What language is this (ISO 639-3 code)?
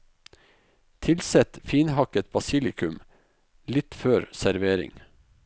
nor